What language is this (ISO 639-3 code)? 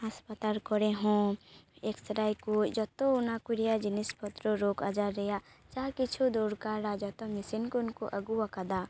sat